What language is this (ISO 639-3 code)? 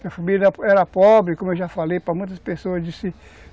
por